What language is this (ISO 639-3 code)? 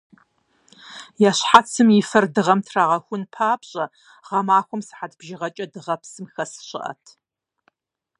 kbd